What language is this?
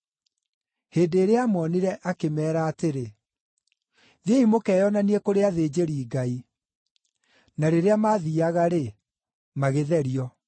Kikuyu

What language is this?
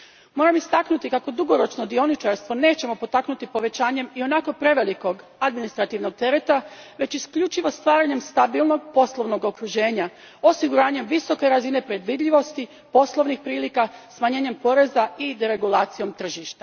Croatian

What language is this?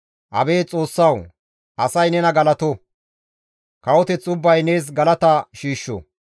Gamo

